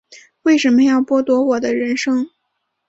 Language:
Chinese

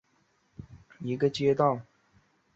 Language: Chinese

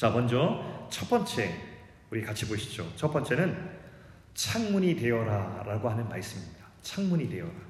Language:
Korean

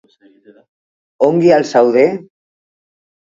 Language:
Basque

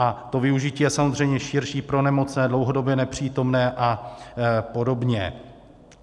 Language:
Czech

